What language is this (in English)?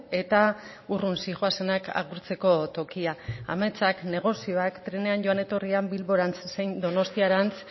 Basque